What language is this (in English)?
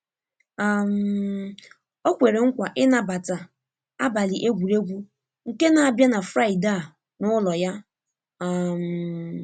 Igbo